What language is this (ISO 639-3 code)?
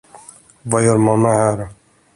swe